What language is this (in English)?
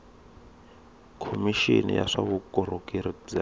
Tsonga